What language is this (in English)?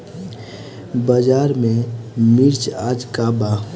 Bhojpuri